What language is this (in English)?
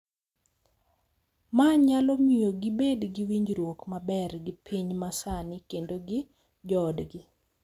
Luo (Kenya and Tanzania)